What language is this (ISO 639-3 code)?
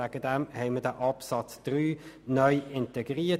gsw